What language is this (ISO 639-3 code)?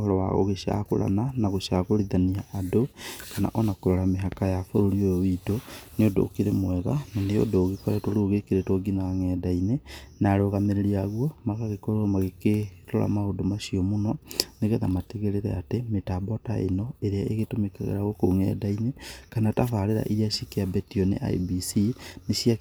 kik